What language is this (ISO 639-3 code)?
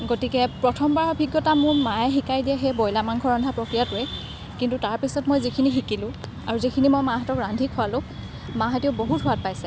asm